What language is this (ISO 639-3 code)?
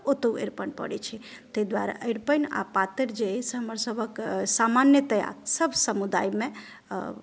mai